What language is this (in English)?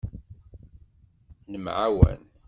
Kabyle